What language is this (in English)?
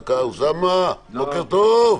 Hebrew